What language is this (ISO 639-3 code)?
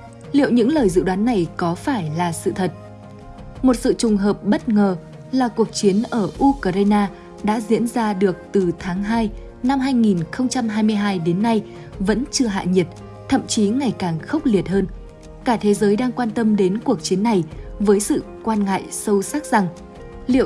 vie